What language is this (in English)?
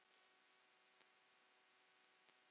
Icelandic